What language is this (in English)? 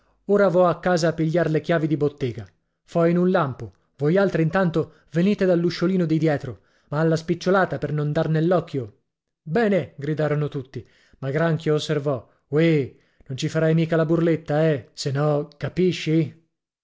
Italian